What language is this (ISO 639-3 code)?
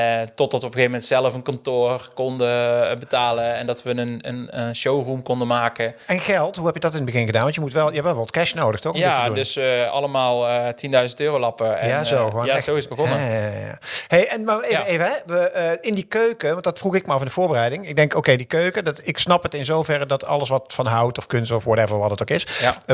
nld